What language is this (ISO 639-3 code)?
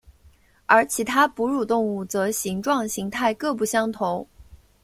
zho